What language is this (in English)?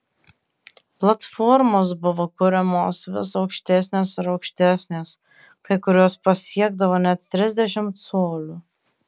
Lithuanian